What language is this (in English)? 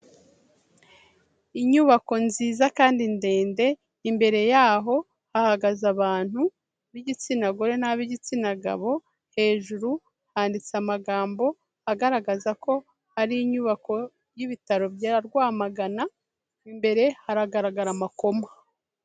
Kinyarwanda